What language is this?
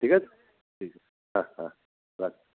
Bangla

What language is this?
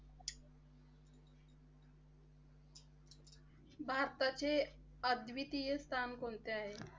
Marathi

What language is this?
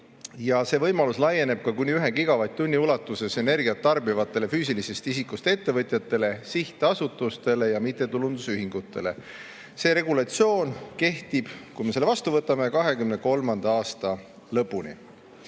Estonian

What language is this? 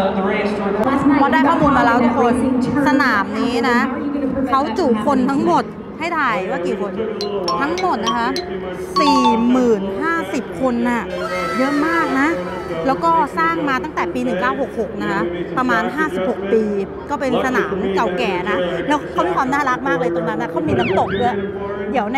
Thai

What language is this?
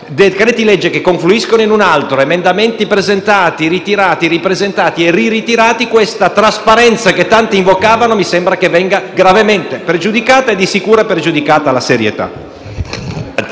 Italian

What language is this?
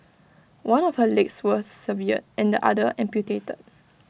English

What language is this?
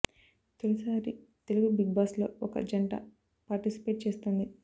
Telugu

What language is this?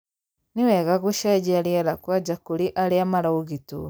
Kikuyu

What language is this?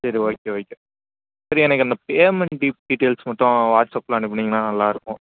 Tamil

